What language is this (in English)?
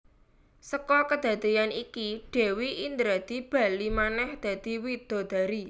Javanese